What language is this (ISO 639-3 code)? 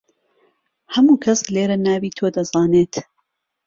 ckb